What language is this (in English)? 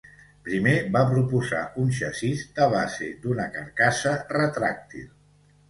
Catalan